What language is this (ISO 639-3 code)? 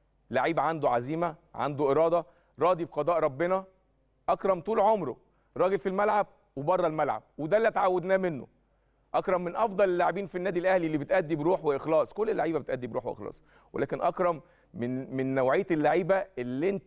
ara